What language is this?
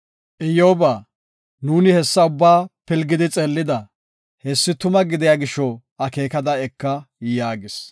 Gofa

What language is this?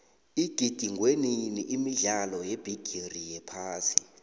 South Ndebele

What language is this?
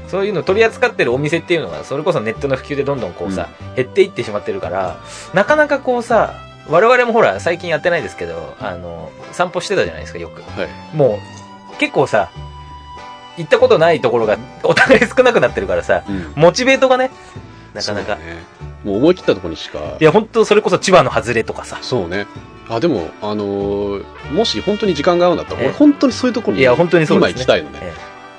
Japanese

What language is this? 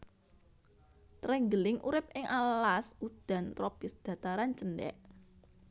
Javanese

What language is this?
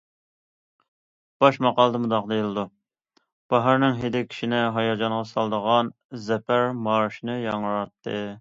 Uyghur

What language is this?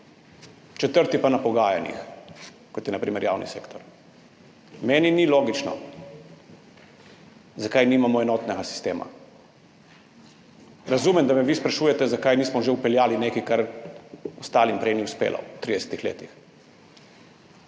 Slovenian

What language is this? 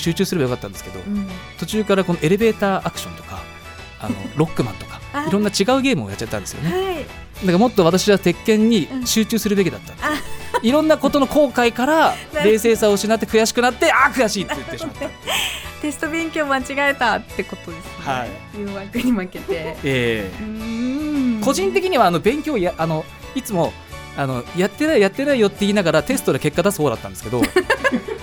Japanese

